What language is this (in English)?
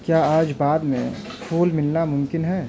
Urdu